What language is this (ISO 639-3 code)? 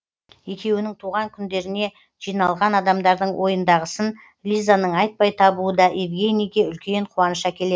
kaz